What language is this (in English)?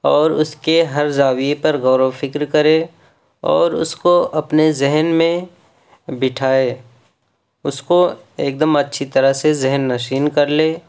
Urdu